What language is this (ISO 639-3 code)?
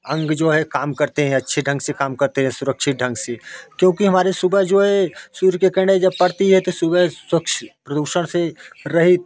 hin